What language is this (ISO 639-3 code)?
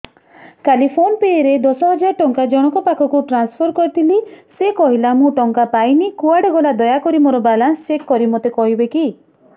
ori